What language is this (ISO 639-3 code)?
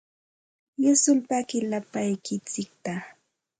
qxt